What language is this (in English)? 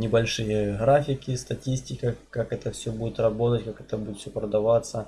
Russian